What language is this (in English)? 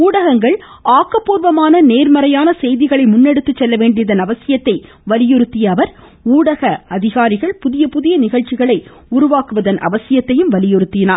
Tamil